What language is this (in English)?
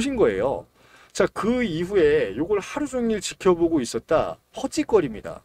Korean